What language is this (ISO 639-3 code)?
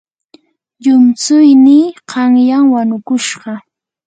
qur